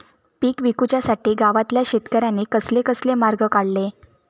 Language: Marathi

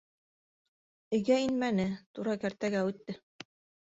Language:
Bashkir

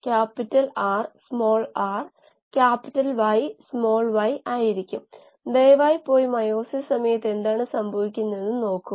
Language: Malayalam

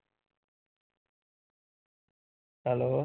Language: Punjabi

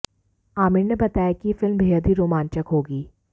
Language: Hindi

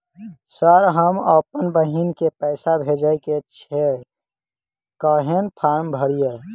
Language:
Maithili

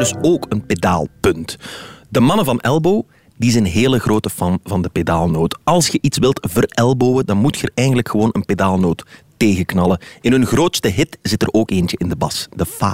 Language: Dutch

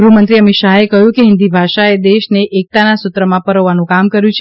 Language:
Gujarati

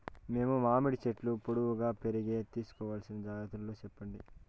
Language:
Telugu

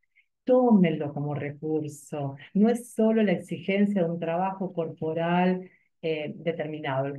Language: Spanish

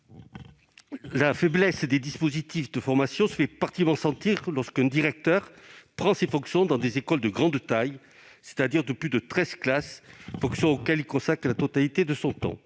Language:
French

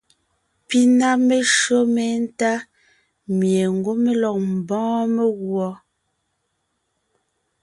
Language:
Ngiemboon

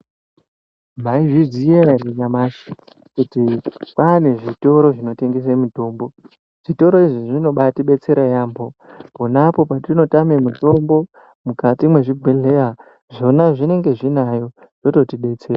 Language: Ndau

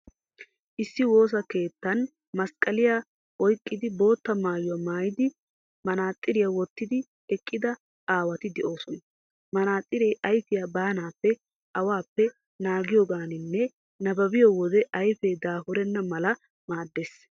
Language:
Wolaytta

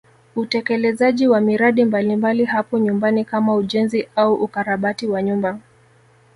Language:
Swahili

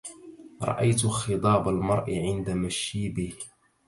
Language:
Arabic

